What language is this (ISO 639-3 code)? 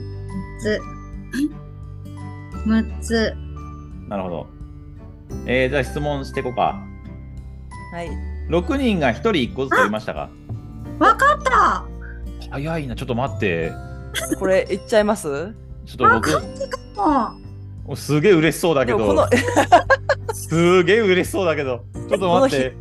jpn